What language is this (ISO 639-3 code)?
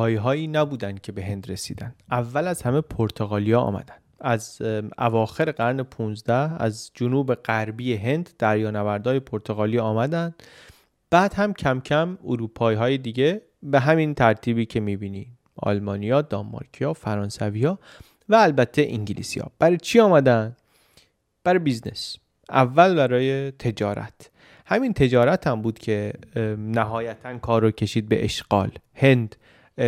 fas